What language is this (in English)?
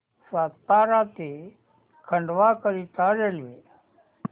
Marathi